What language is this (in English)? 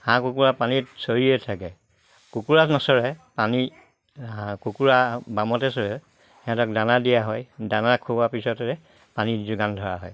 Assamese